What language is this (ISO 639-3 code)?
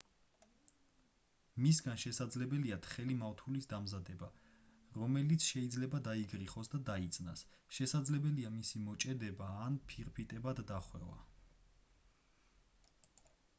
kat